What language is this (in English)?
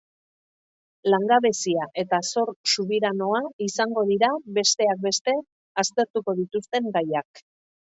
Basque